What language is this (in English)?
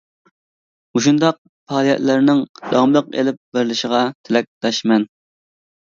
Uyghur